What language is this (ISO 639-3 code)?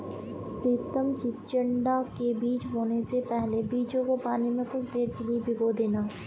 hin